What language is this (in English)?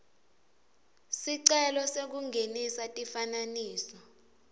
Swati